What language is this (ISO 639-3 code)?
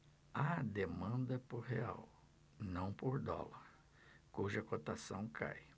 por